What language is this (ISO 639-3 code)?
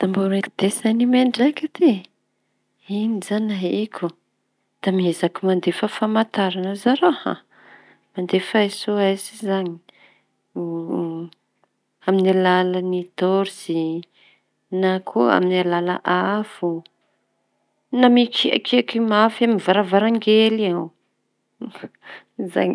txy